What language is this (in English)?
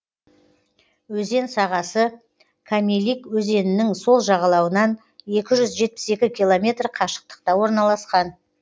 Kazakh